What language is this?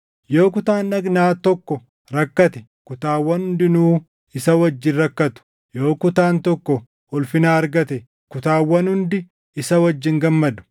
Oromo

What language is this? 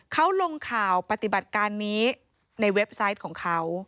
Thai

